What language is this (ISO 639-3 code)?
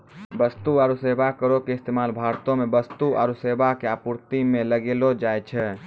mai